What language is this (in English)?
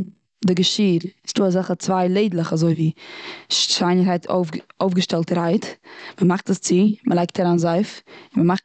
Yiddish